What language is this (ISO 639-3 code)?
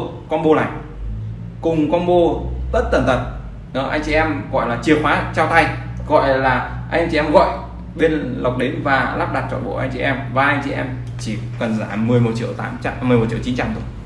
vie